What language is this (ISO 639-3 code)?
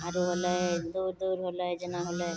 mai